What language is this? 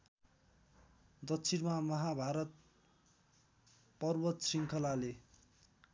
Nepali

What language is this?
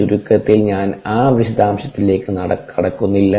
Malayalam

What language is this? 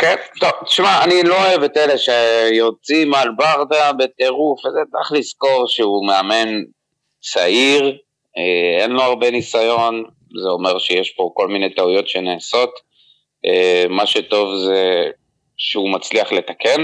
Hebrew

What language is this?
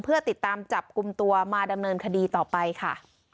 Thai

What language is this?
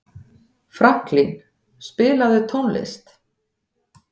Icelandic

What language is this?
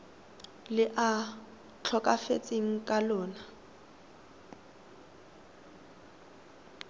Tswana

